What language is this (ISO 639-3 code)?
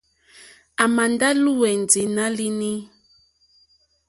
bri